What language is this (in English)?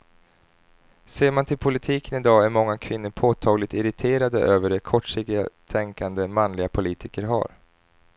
Swedish